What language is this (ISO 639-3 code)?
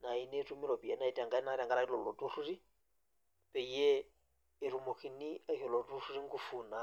mas